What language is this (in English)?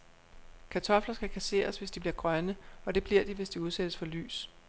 Danish